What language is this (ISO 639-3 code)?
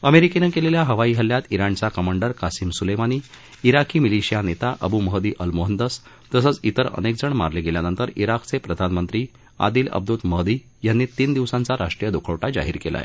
mar